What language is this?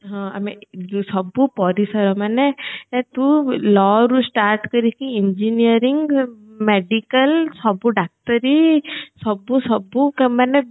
Odia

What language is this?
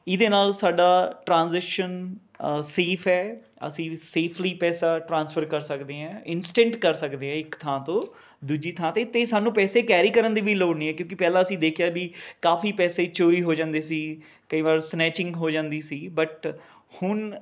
Punjabi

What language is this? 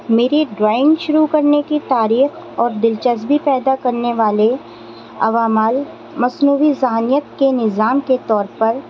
Urdu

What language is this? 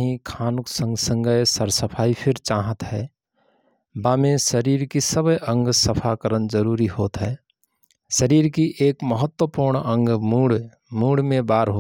Rana Tharu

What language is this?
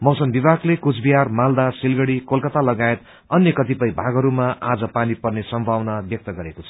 Nepali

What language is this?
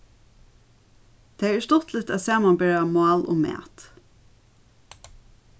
Faroese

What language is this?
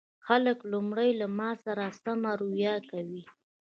Pashto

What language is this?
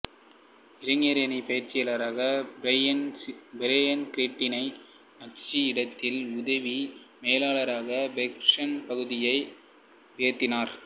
Tamil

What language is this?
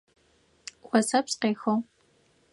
Adyghe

